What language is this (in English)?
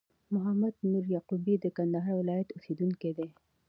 Pashto